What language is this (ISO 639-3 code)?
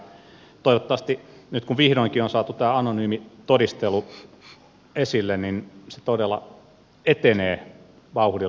fin